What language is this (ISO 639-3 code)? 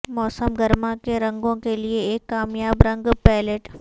urd